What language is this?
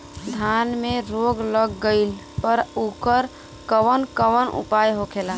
Bhojpuri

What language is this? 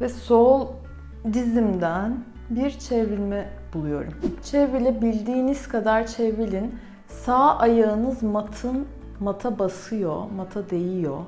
Turkish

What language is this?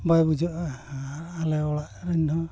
Santali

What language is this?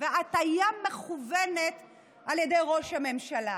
Hebrew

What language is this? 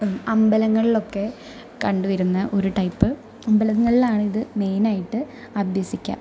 Malayalam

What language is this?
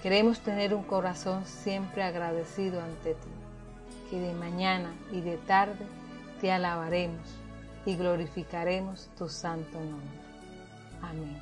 Spanish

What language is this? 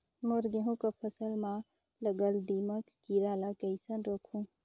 Chhattisgarhi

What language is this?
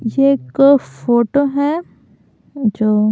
Hindi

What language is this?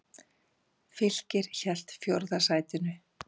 Icelandic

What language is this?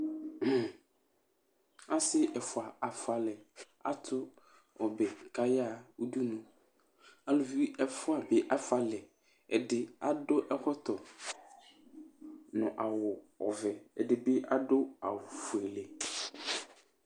Ikposo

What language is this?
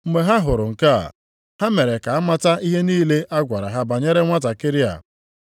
Igbo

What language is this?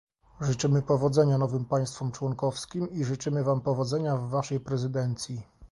Polish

